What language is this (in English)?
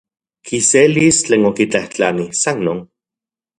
Central Puebla Nahuatl